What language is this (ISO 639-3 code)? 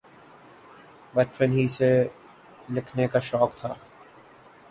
urd